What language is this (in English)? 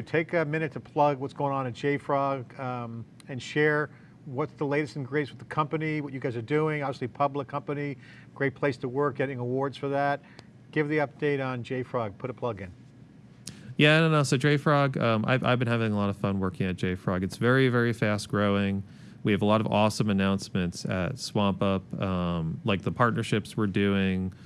English